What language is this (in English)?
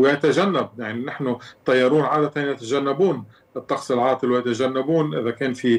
Arabic